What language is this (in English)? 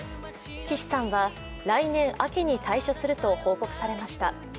Japanese